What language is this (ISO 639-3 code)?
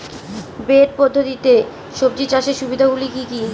ben